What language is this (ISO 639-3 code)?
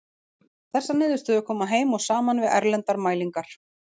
isl